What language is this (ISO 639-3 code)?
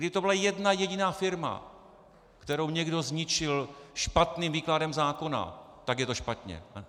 ces